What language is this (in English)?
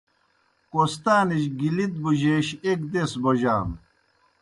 Kohistani Shina